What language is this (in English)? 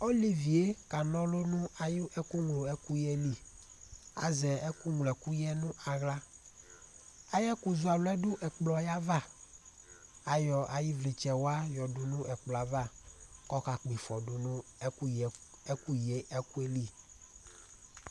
Ikposo